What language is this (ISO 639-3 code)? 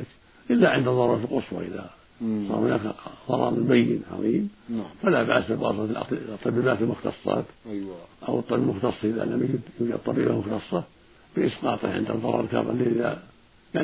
ara